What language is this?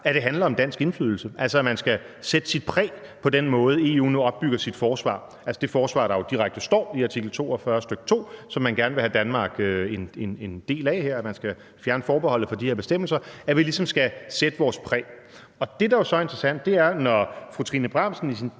Danish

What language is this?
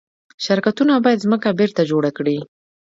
Pashto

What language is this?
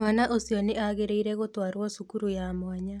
Kikuyu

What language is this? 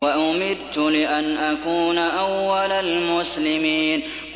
Arabic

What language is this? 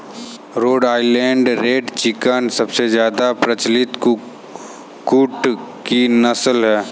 Hindi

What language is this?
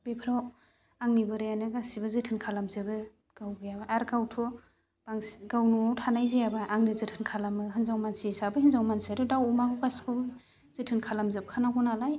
Bodo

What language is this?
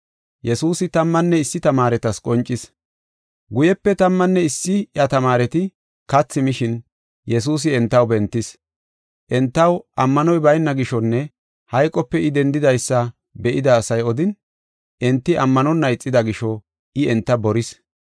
Gofa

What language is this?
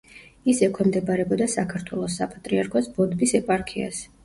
Georgian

